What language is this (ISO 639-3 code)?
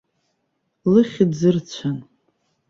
abk